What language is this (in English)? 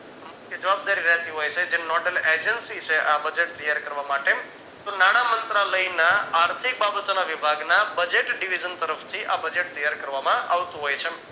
Gujarati